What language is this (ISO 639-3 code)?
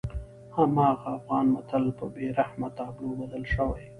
pus